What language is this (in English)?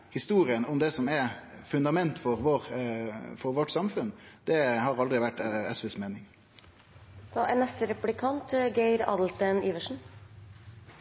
Norwegian Nynorsk